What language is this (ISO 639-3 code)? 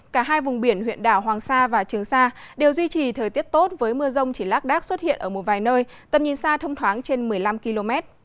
vie